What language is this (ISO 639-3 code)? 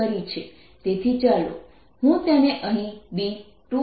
guj